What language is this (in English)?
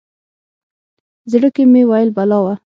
Pashto